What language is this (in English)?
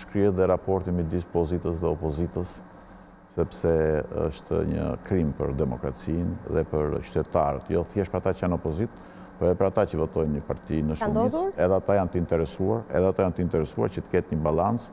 Romanian